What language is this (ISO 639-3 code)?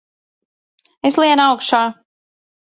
lav